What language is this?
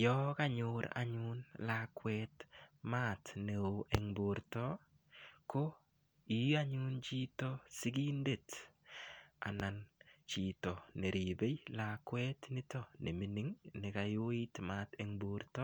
Kalenjin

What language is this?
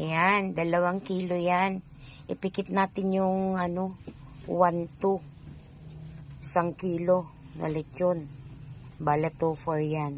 Filipino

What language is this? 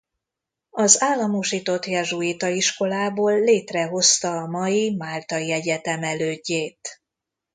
Hungarian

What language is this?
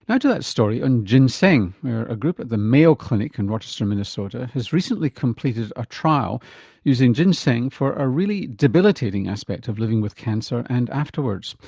English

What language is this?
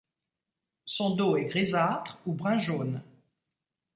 French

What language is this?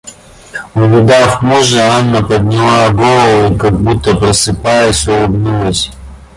Russian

